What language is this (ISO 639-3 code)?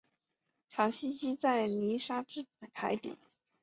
zho